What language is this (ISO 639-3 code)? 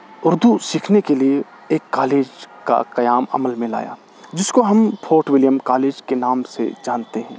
urd